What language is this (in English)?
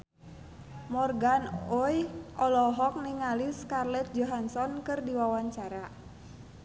Sundanese